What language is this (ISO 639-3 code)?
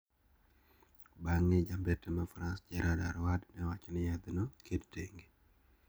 luo